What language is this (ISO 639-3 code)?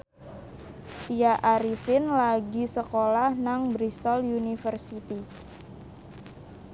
jav